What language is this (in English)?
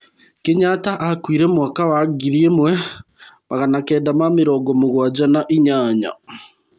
Kikuyu